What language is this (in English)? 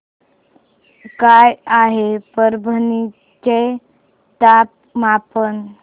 Marathi